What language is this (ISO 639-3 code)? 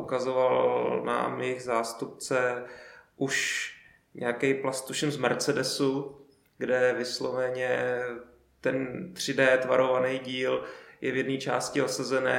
ces